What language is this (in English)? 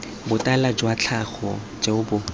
Tswana